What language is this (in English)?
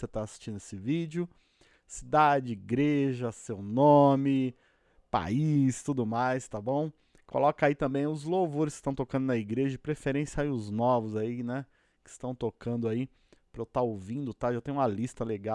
Portuguese